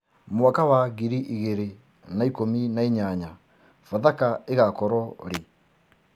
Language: Kikuyu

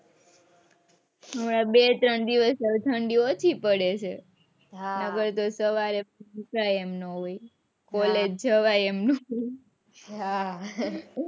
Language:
Gujarati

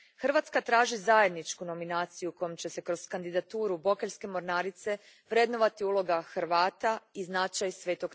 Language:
Croatian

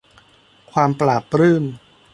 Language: Thai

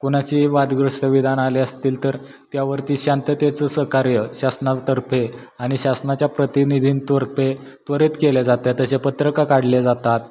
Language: Marathi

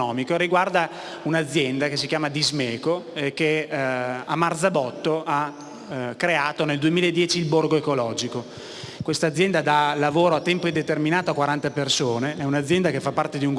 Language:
Italian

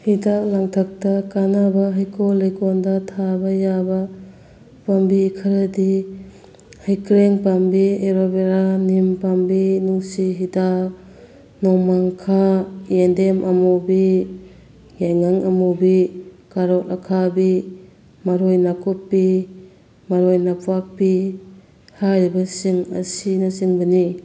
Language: Manipuri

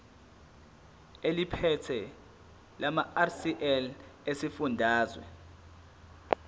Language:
Zulu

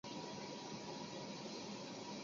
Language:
Chinese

